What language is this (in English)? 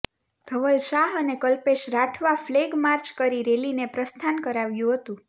Gujarati